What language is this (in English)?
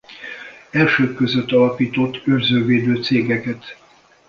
Hungarian